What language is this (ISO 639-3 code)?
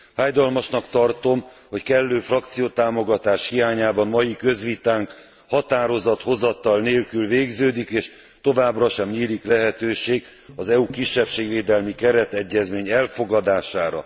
hun